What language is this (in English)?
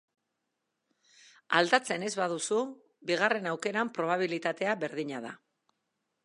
Basque